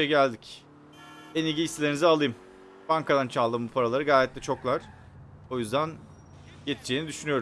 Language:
Turkish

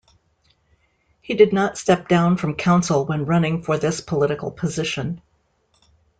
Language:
English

